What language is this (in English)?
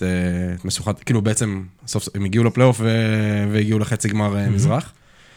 Hebrew